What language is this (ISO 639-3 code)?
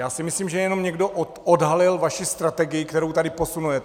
ces